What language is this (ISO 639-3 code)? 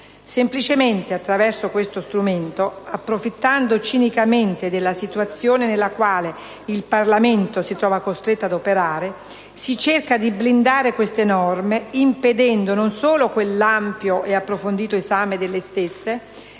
ita